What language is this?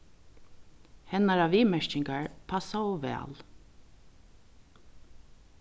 Faroese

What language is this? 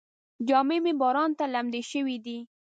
Pashto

